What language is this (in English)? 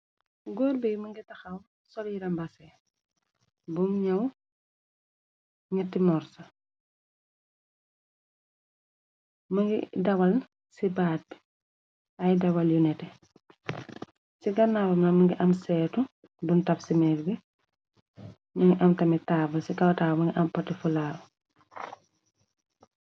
Wolof